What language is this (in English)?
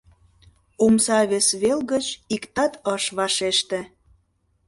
Mari